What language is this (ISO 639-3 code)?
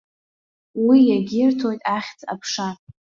abk